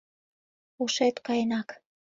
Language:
Mari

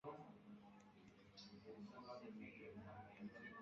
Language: Kinyarwanda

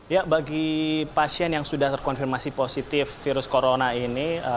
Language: Indonesian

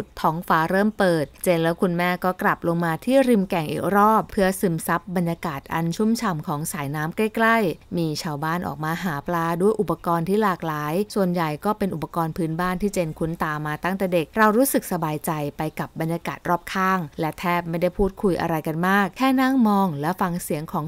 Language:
Thai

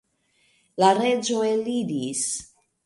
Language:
Esperanto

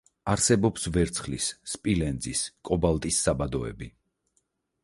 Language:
Georgian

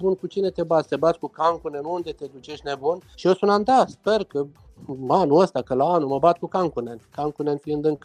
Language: Romanian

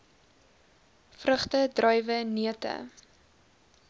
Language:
Afrikaans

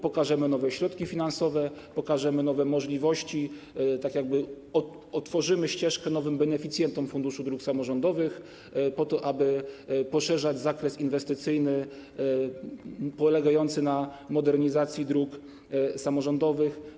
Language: Polish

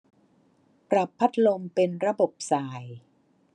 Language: Thai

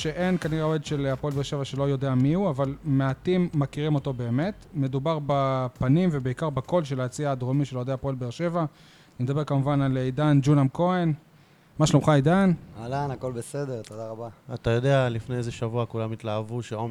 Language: Hebrew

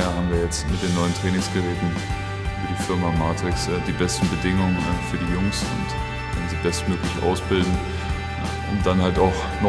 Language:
German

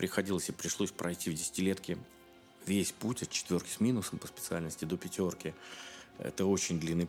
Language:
Russian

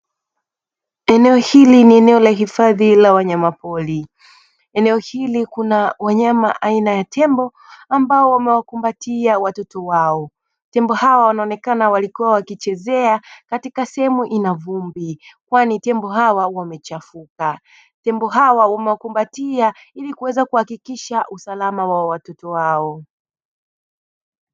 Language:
Swahili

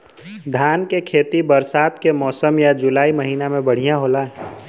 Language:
Bhojpuri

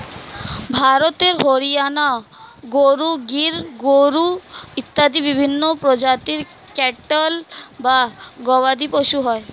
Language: Bangla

